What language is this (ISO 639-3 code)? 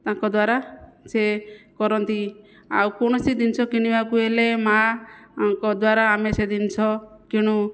ori